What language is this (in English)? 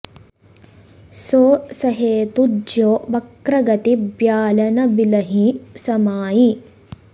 Sanskrit